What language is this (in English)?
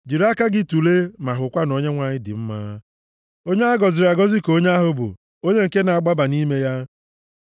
Igbo